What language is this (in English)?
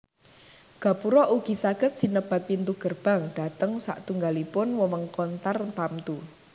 Javanese